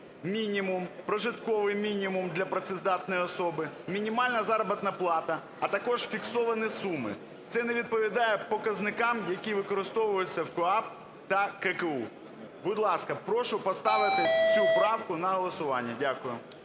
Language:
Ukrainian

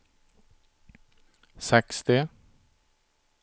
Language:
Swedish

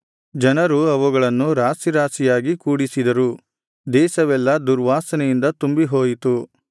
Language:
Kannada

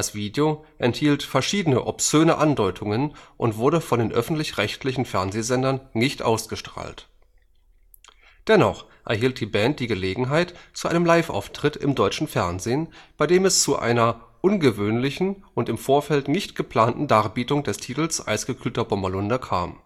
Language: German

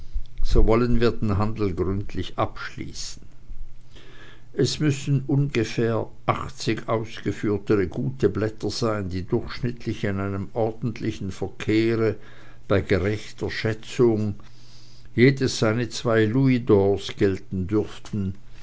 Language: German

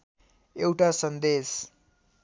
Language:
Nepali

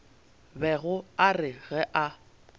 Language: Northern Sotho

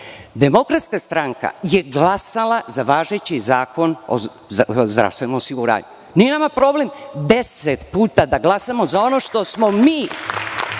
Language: Serbian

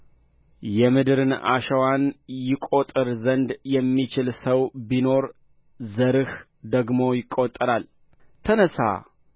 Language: Amharic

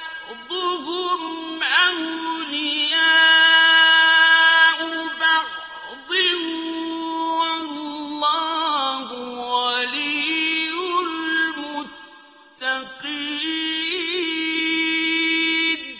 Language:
Arabic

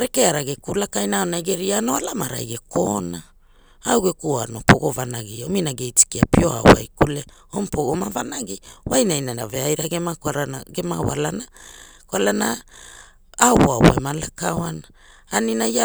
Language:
Hula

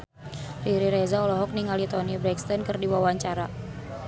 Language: Sundanese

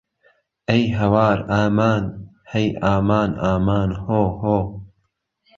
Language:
Central Kurdish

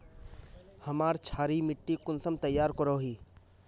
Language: Magahi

